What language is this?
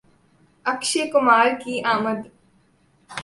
Urdu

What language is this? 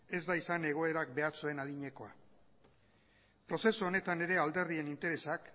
Basque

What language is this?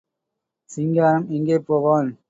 Tamil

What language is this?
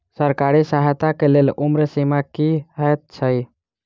Maithili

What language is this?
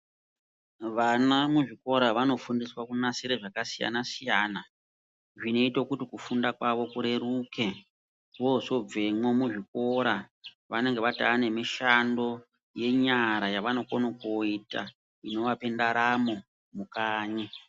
Ndau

